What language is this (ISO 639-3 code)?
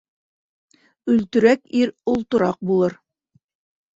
bak